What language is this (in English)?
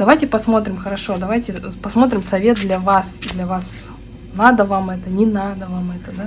Russian